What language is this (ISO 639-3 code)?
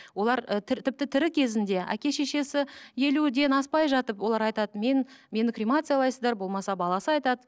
kaz